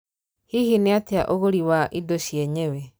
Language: Kikuyu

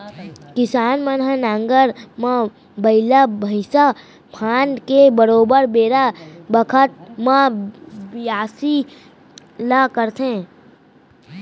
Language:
Chhattisgarhi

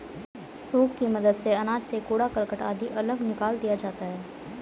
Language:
Hindi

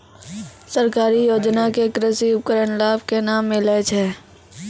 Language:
Maithili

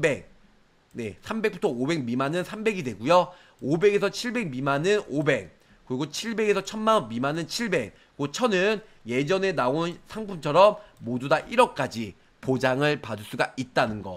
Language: Korean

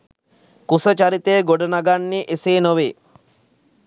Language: Sinhala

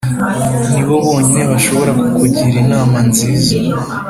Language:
Kinyarwanda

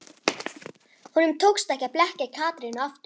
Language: Icelandic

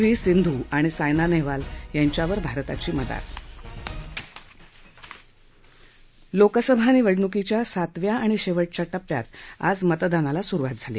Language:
Marathi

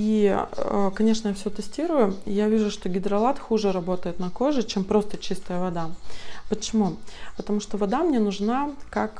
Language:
Russian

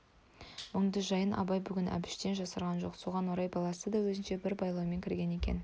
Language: Kazakh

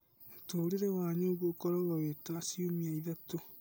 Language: Kikuyu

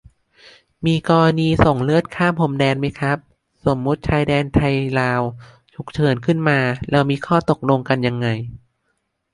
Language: Thai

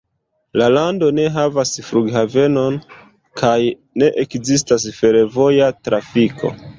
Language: Esperanto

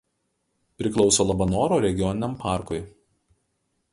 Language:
Lithuanian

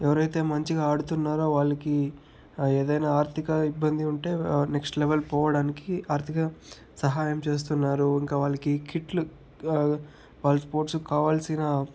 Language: Telugu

